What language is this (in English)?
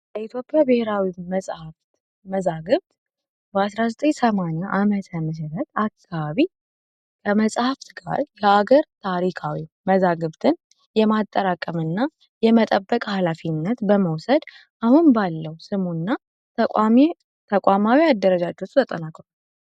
Amharic